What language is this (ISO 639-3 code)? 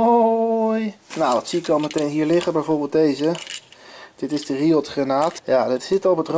nld